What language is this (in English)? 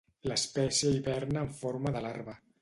Catalan